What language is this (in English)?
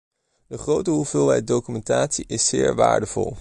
Dutch